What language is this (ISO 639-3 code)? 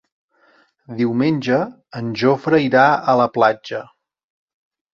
cat